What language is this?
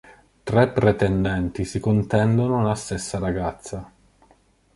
Italian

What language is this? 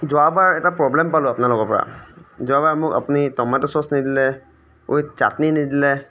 Assamese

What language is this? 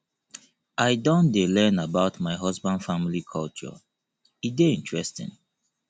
Nigerian Pidgin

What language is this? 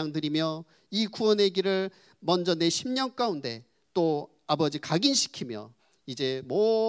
Korean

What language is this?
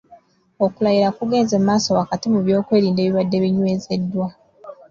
Ganda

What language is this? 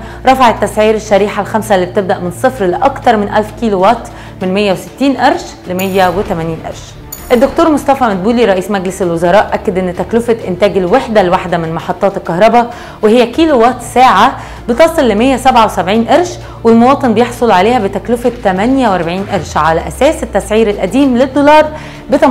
Arabic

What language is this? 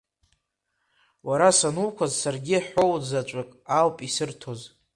Abkhazian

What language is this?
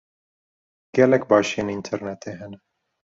Kurdish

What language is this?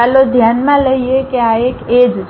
Gujarati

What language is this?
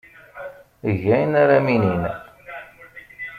Kabyle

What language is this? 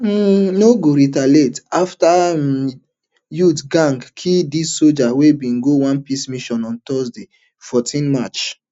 Nigerian Pidgin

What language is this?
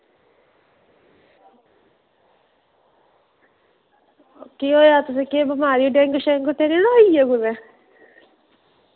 Dogri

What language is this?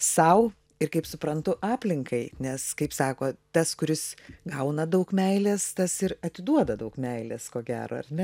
Lithuanian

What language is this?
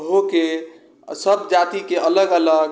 Maithili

